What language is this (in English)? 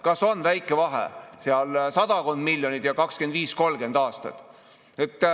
Estonian